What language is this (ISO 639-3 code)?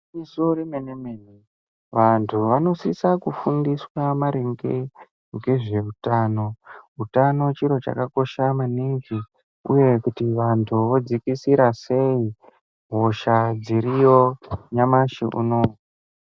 ndc